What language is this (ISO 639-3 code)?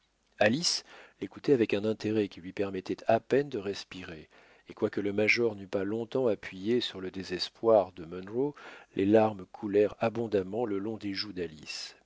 fra